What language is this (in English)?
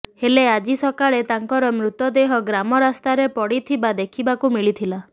Odia